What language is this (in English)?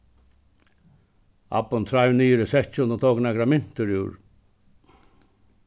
Faroese